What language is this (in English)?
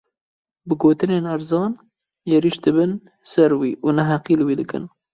Kurdish